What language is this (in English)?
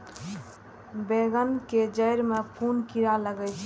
Maithili